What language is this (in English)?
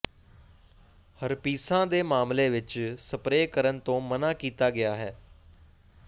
Punjabi